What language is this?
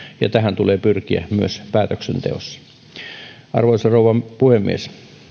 Finnish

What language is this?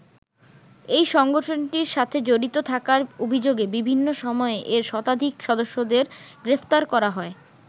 Bangla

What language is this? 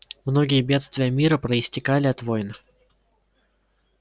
Russian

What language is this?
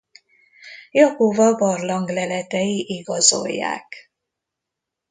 Hungarian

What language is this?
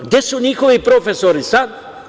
Serbian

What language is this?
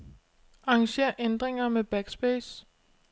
Danish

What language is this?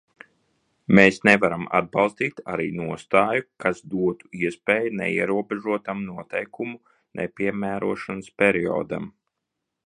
Latvian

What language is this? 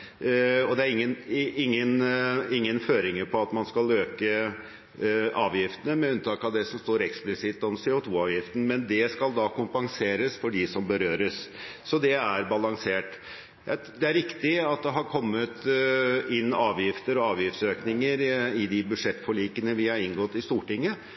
Norwegian Bokmål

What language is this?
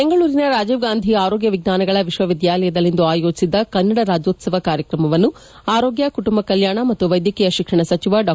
Kannada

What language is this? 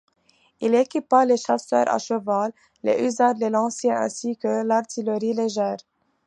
French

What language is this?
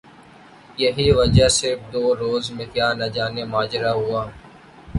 Urdu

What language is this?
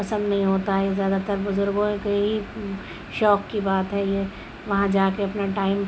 Urdu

